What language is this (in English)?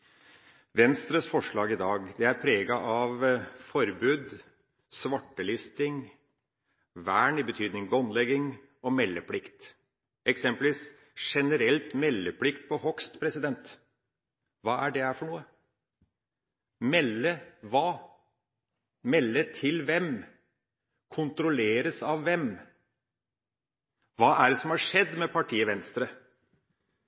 Norwegian Bokmål